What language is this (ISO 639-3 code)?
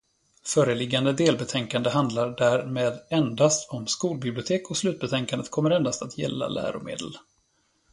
swe